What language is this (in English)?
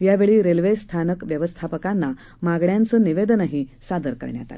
Marathi